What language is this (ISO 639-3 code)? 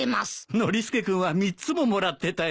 jpn